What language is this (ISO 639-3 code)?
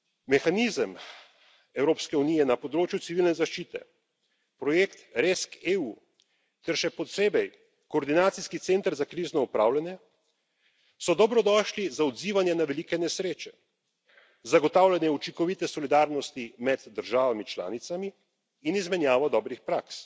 slv